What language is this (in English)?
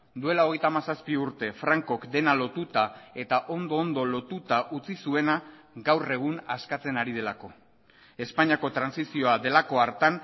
Basque